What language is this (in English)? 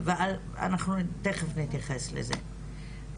Hebrew